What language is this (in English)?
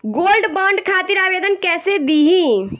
Bhojpuri